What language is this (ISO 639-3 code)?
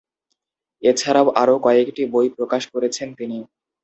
ben